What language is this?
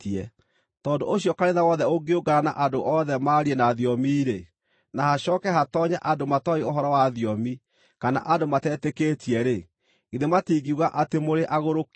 Kikuyu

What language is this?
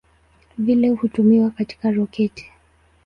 Swahili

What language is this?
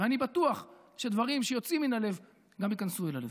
Hebrew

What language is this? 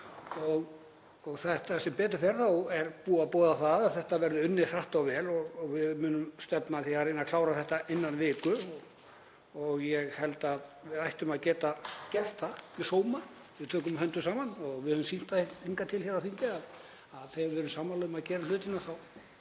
Icelandic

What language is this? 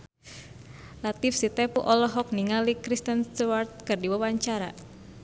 Sundanese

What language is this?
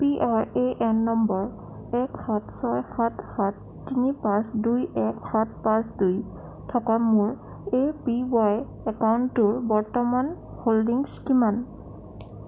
Assamese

